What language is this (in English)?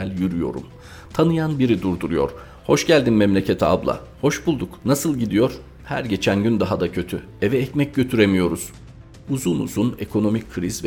Turkish